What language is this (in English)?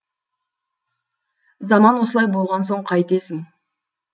Kazakh